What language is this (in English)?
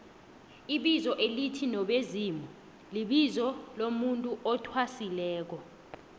South Ndebele